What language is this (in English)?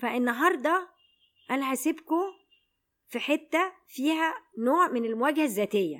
Arabic